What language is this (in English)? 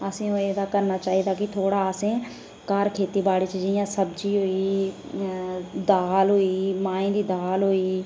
Dogri